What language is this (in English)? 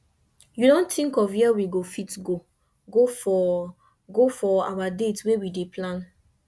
Nigerian Pidgin